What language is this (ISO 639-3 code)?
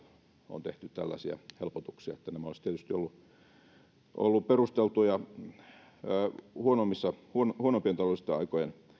fin